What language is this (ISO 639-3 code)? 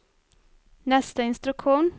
swe